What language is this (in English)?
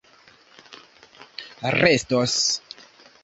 Esperanto